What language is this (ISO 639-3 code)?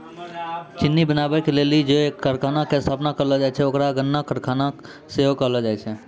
mai